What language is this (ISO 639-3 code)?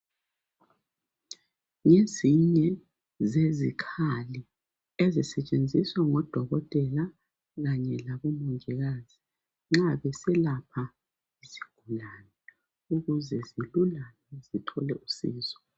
nde